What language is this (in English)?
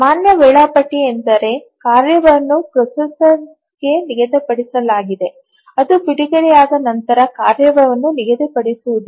Kannada